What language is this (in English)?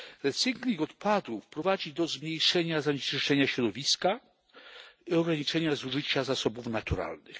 Polish